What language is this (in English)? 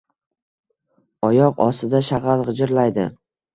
Uzbek